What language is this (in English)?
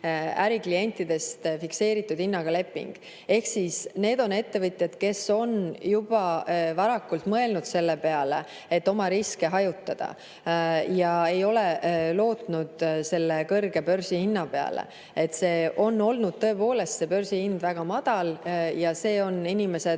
Estonian